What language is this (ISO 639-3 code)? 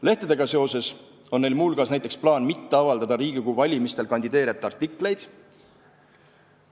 est